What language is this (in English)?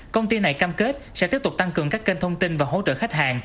Vietnamese